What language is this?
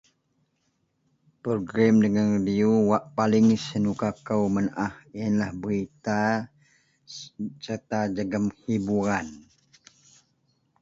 Central Melanau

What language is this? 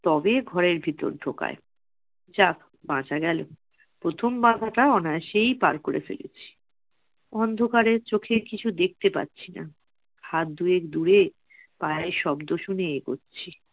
Bangla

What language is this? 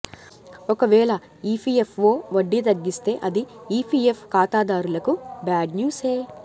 Telugu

